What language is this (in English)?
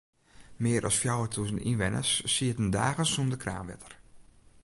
Western Frisian